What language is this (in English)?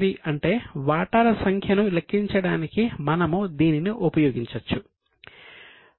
Telugu